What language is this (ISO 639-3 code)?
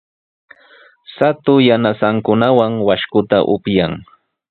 qws